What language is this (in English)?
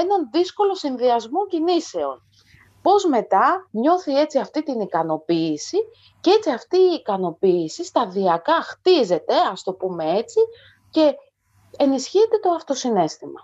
Greek